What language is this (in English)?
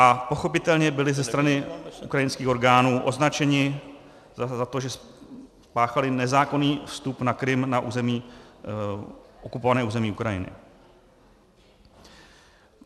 Czech